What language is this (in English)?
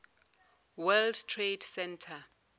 Zulu